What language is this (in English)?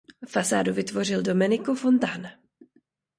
Czech